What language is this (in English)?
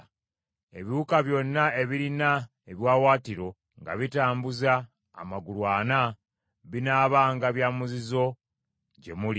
Ganda